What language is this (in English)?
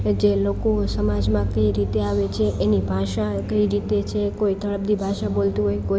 Gujarati